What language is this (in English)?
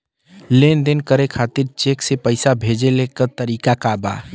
Bhojpuri